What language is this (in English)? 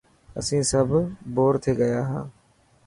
Dhatki